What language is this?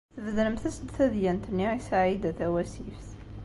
Kabyle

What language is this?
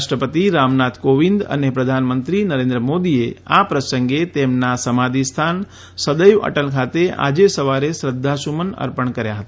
Gujarati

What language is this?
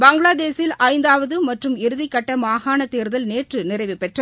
Tamil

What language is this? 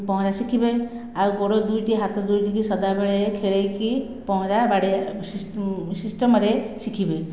Odia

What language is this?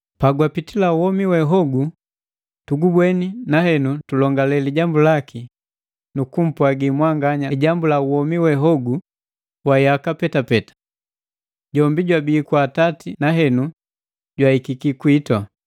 Matengo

